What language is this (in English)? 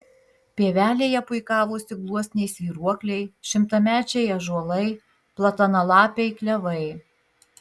Lithuanian